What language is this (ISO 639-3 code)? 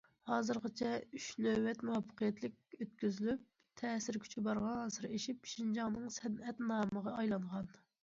uig